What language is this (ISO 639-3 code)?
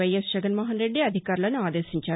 tel